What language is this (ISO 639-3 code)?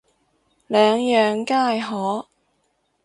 yue